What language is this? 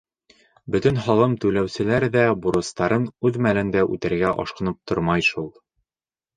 Bashkir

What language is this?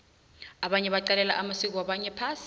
South Ndebele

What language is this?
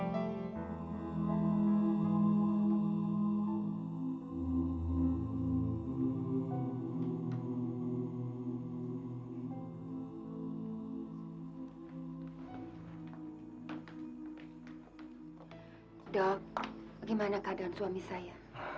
Indonesian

